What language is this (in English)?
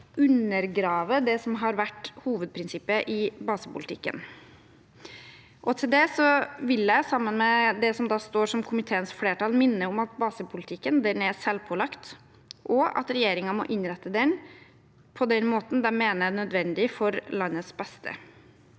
Norwegian